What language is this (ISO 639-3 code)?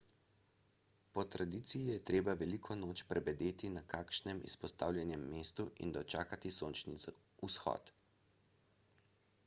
slv